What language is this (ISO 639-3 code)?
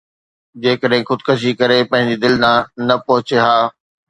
snd